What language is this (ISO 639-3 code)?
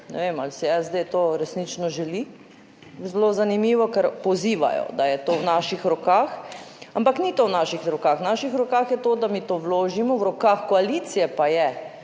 slv